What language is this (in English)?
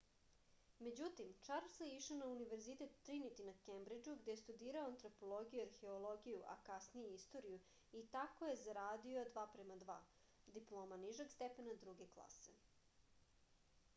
Serbian